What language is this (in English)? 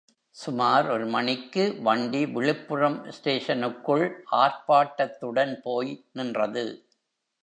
Tamil